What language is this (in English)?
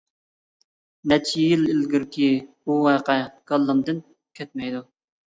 Uyghur